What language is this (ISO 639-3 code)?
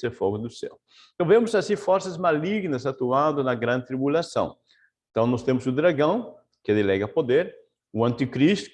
por